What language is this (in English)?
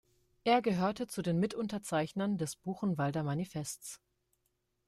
German